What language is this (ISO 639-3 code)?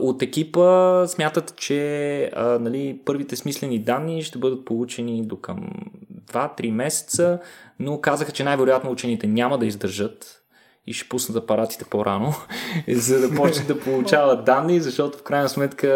bul